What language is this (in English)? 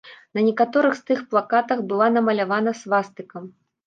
Belarusian